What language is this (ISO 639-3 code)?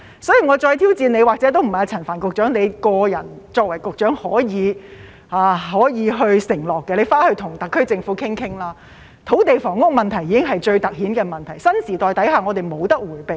yue